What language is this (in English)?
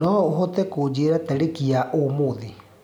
Kikuyu